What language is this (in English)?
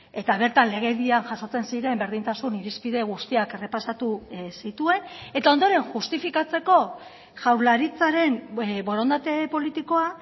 Basque